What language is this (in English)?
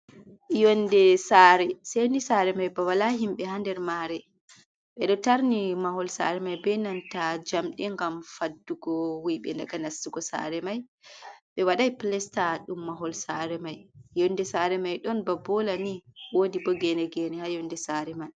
Fula